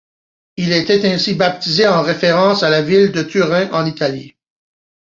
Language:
French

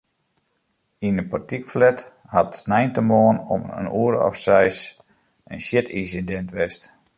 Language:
Western Frisian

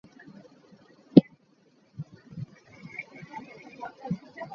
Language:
Ganda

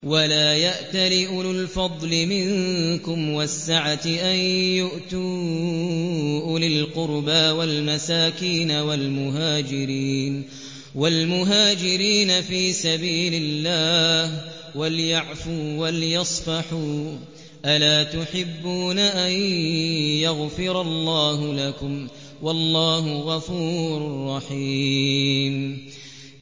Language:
Arabic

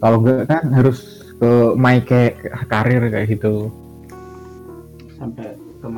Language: Indonesian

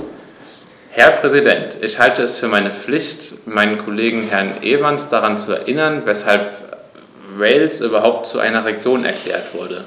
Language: German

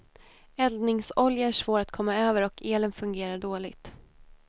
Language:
Swedish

